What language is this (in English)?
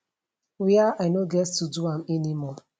Nigerian Pidgin